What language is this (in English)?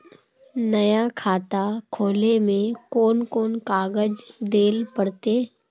Magahi